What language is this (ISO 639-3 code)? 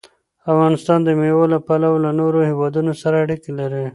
pus